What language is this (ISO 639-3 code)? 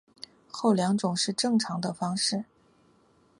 zho